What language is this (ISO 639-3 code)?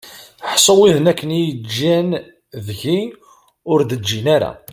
kab